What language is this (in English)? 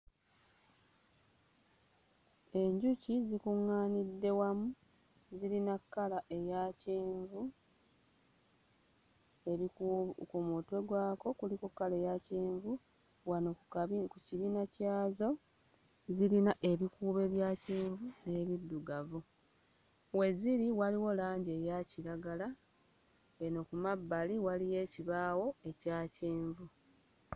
Ganda